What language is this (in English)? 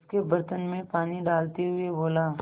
Hindi